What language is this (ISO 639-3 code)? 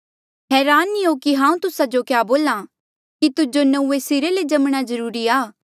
mjl